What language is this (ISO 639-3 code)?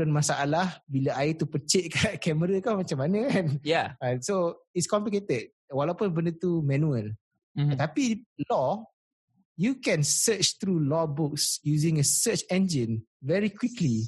msa